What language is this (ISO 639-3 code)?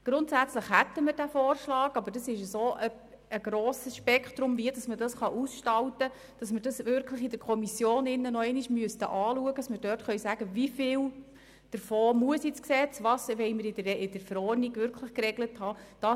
gsw